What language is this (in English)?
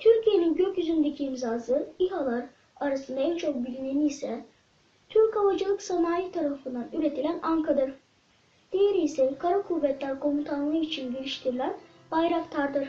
Turkish